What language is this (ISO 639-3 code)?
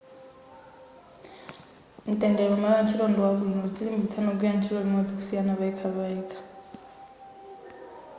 nya